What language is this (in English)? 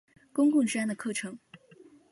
Chinese